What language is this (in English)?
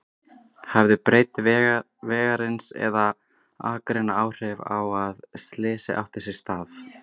Icelandic